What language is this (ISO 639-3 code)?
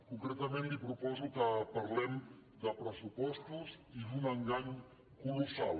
cat